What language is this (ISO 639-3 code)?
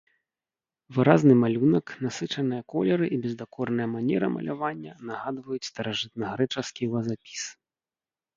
bel